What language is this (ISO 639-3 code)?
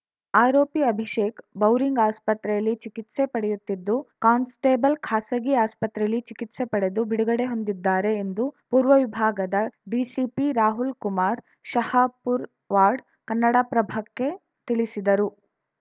kan